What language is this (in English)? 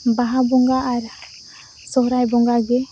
Santali